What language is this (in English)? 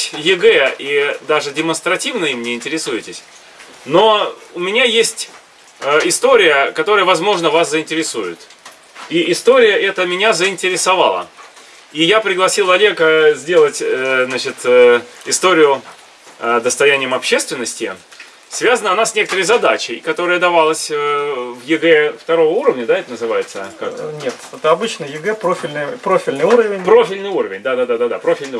Russian